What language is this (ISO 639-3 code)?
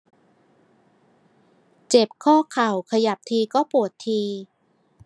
tha